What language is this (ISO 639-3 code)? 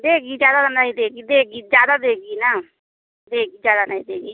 hin